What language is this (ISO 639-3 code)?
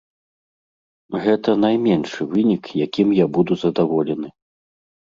bel